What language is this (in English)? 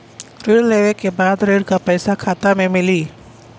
Bhojpuri